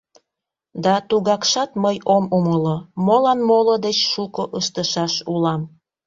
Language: Mari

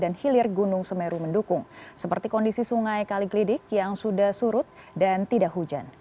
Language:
Indonesian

